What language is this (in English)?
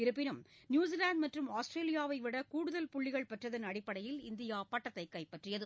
Tamil